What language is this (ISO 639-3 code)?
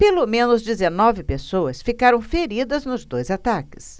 por